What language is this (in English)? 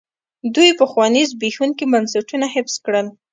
Pashto